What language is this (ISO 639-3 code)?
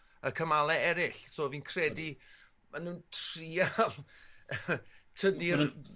cym